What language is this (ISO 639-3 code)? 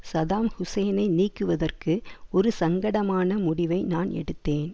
tam